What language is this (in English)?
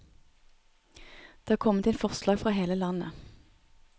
Norwegian